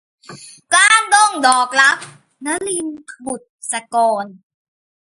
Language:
Thai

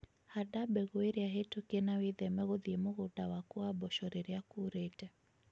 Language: Kikuyu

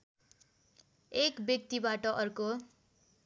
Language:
Nepali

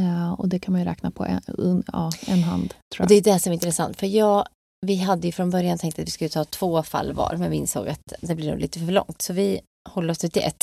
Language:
Swedish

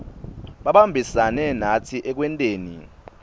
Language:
Swati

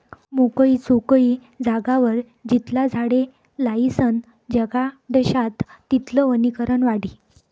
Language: Marathi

